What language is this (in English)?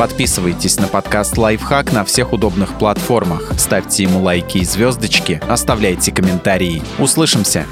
Russian